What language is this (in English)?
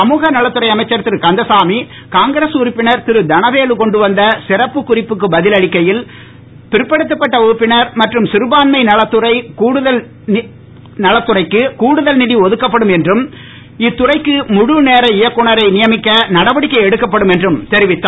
Tamil